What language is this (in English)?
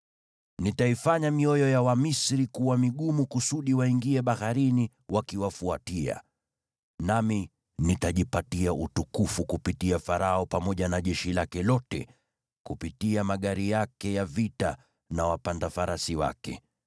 Swahili